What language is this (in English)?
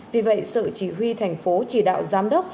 Vietnamese